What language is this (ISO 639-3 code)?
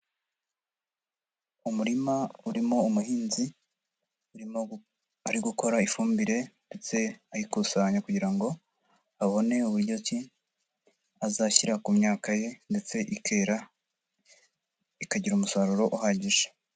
kin